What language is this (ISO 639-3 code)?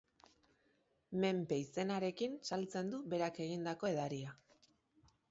eus